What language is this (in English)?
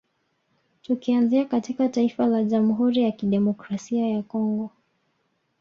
Swahili